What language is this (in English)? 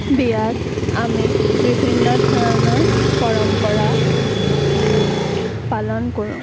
Assamese